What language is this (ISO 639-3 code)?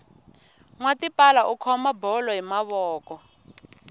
tso